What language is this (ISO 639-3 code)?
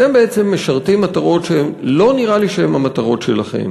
heb